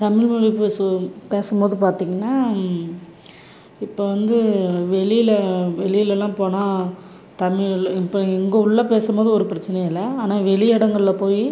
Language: Tamil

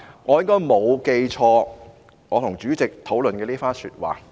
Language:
Cantonese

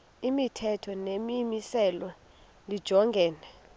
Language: Xhosa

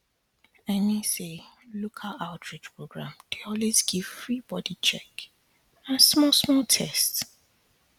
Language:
Nigerian Pidgin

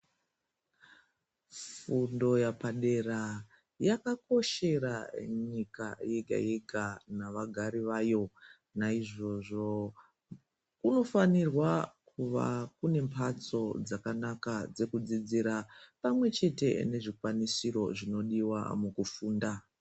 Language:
Ndau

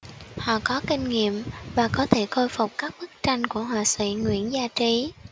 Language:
Vietnamese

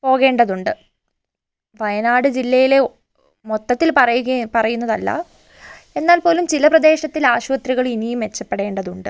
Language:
Malayalam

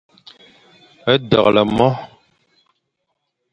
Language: Fang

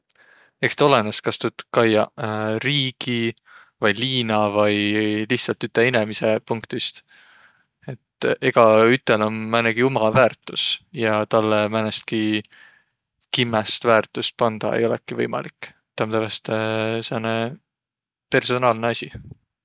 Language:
Võro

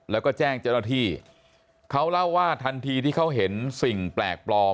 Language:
Thai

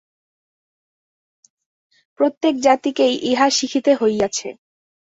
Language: Bangla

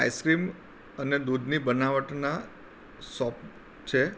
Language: Gujarati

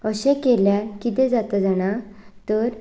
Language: Konkani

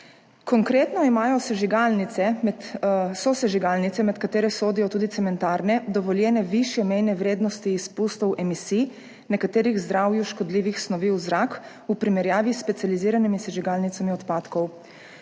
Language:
Slovenian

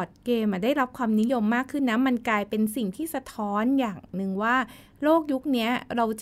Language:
Thai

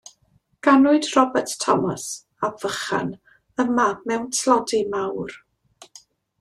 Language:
Welsh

